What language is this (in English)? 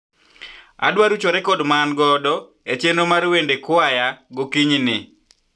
Luo (Kenya and Tanzania)